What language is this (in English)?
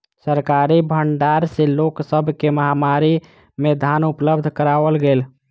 Maithili